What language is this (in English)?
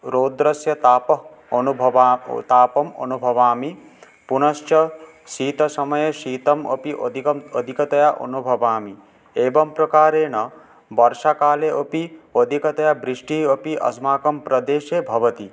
Sanskrit